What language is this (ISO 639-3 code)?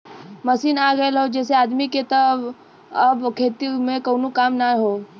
bho